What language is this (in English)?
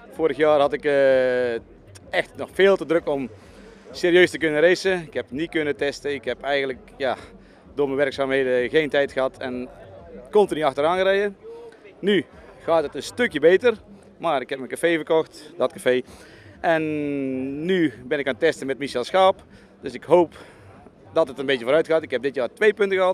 Dutch